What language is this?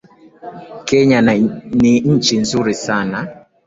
Swahili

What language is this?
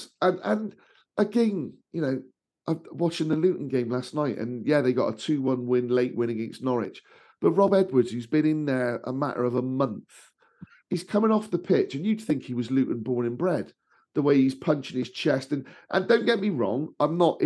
English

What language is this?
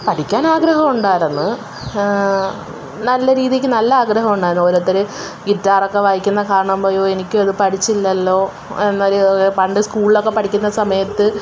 Malayalam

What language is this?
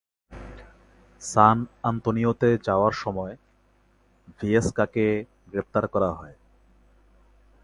Bangla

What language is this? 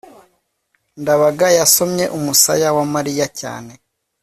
Kinyarwanda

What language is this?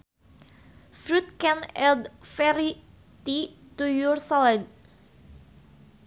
Sundanese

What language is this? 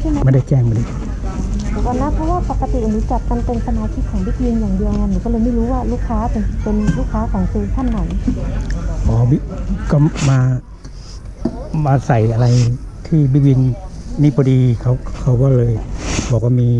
Thai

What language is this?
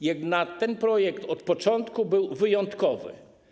Polish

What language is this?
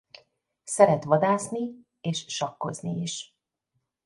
Hungarian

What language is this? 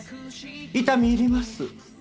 Japanese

